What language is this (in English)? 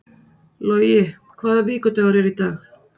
Icelandic